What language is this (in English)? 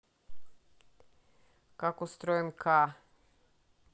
Russian